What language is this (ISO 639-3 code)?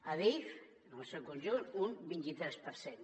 cat